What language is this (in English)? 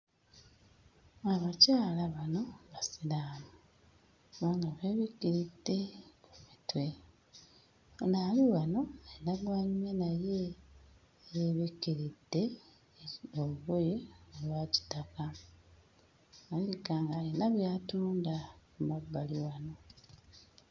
Ganda